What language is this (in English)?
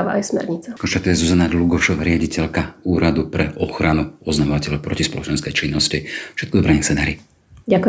Slovak